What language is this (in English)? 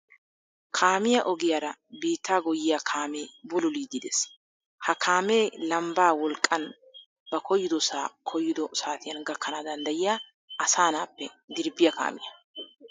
Wolaytta